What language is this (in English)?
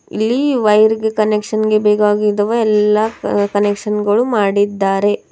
Kannada